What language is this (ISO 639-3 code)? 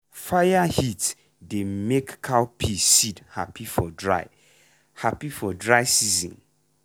pcm